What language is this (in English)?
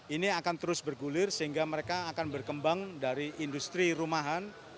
Indonesian